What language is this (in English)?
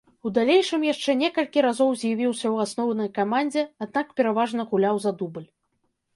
Belarusian